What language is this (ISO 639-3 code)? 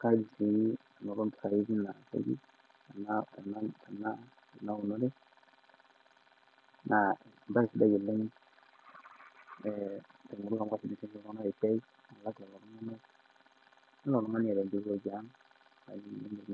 mas